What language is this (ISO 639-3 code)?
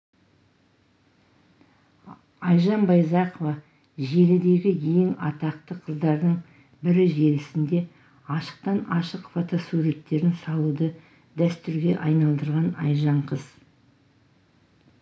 kaz